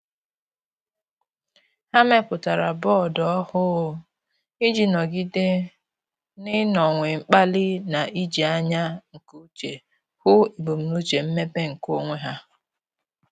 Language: Igbo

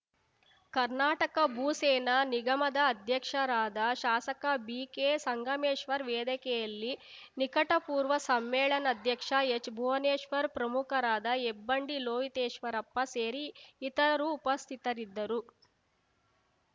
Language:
Kannada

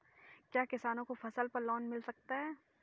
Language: Hindi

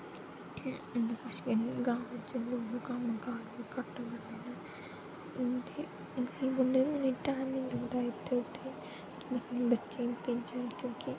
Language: Dogri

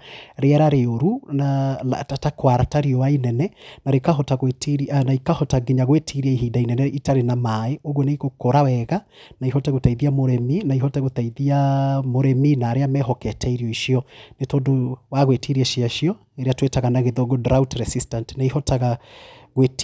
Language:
Kikuyu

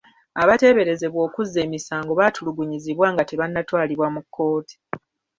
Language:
Ganda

